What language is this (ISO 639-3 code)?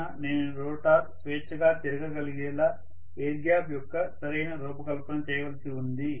tel